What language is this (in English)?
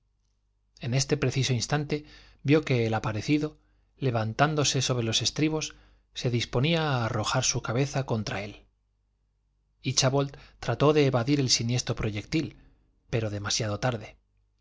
Spanish